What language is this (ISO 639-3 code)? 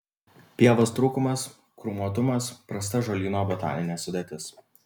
lit